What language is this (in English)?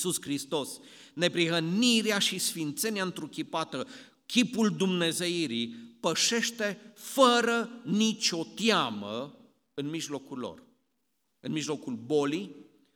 Romanian